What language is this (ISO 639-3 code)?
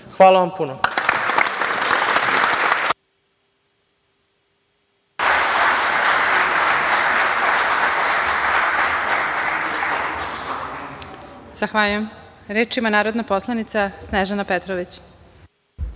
srp